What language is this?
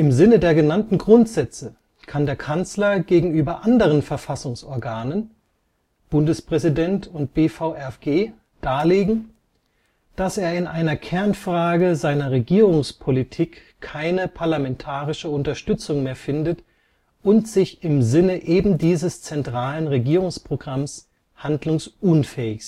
German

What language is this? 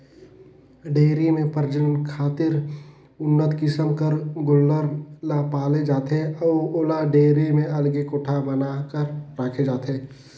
Chhattisgarhi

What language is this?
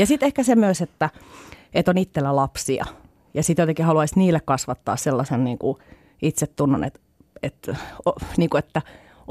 Finnish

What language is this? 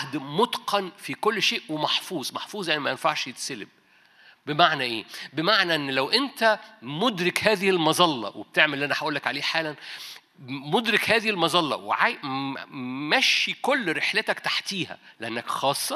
Arabic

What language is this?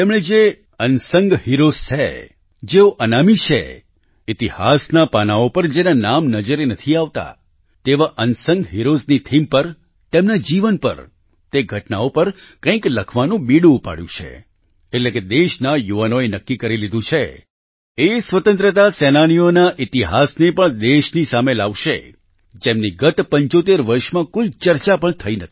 Gujarati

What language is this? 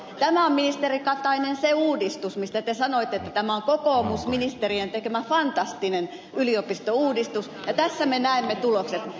Finnish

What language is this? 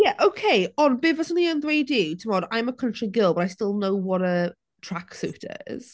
Welsh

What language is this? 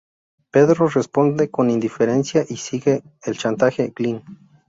Spanish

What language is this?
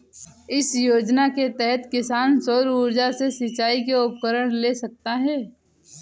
Hindi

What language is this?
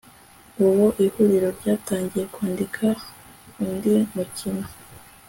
Kinyarwanda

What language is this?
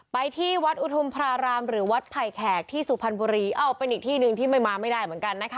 Thai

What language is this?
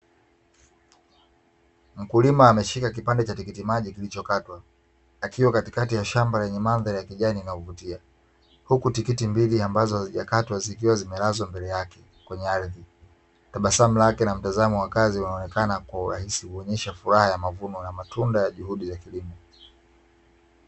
Swahili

